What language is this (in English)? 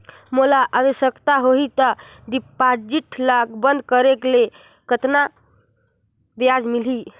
Chhattisgarhi